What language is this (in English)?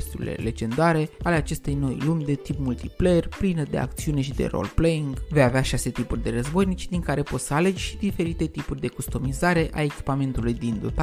Romanian